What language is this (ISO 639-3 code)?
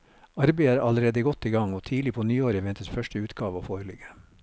nor